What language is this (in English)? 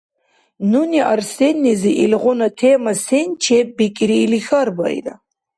Dargwa